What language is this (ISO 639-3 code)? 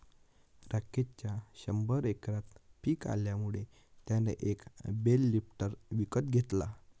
mar